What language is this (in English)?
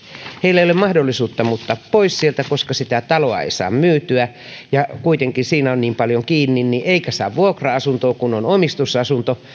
Finnish